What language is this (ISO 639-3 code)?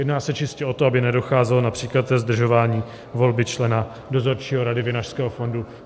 ces